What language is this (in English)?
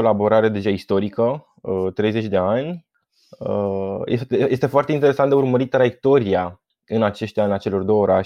Romanian